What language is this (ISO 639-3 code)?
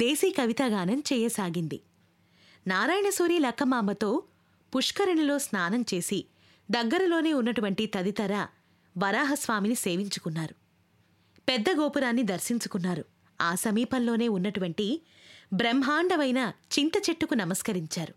tel